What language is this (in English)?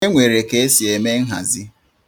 Igbo